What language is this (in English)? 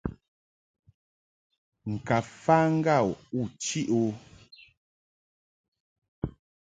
Mungaka